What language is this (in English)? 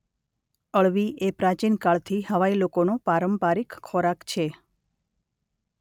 Gujarati